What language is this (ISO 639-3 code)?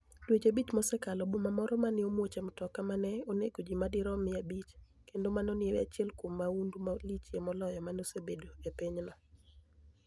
luo